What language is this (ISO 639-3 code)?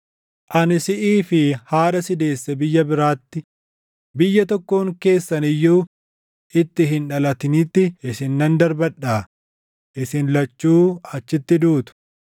orm